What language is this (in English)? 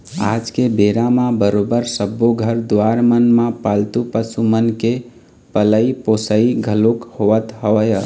Chhattisgarhi